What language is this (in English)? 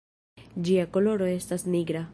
Esperanto